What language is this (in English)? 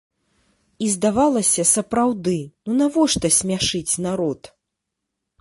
Belarusian